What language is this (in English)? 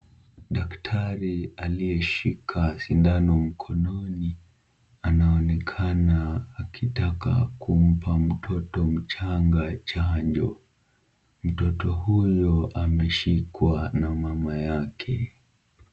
Swahili